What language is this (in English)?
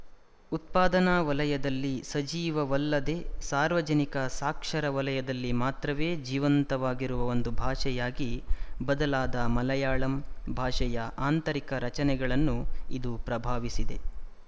Kannada